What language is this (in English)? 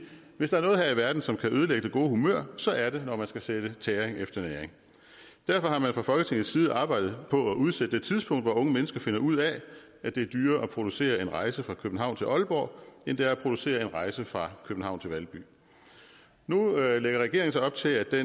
Danish